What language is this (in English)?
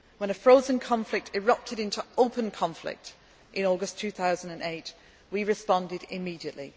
English